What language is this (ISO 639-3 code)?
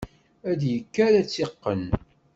kab